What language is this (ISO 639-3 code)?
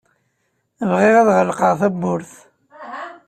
kab